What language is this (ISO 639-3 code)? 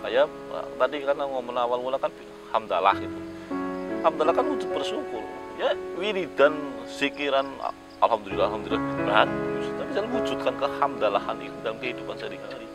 ind